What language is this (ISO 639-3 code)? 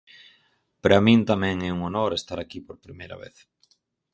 glg